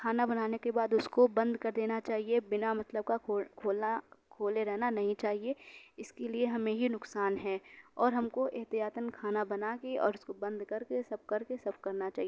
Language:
Urdu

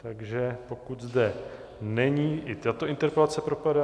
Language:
Czech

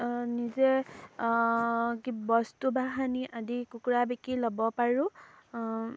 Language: Assamese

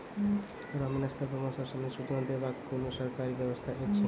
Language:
Maithili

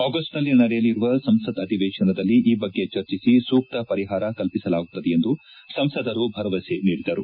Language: Kannada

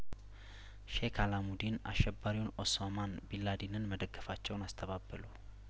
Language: Amharic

